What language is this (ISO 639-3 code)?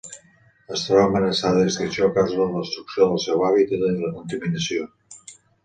cat